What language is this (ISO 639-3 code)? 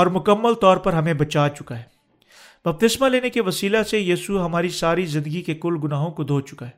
urd